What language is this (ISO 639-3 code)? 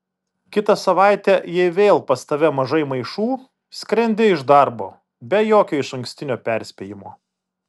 lit